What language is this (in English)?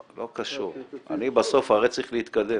Hebrew